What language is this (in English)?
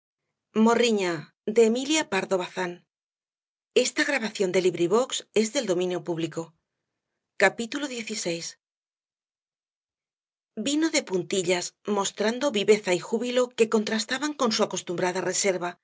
Spanish